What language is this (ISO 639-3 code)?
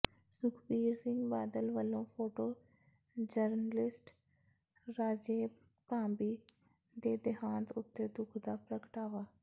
pan